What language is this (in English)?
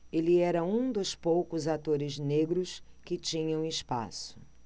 Portuguese